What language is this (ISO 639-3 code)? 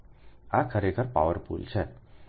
guj